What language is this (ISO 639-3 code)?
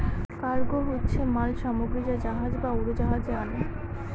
ben